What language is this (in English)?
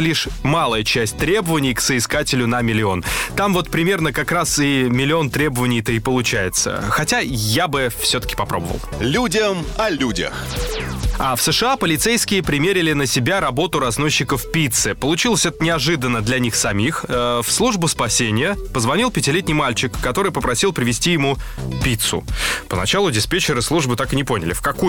Russian